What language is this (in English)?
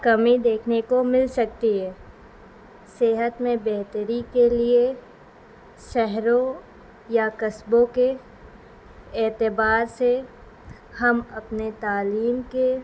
Urdu